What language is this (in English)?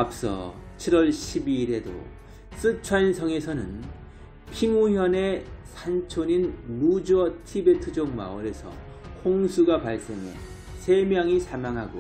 Korean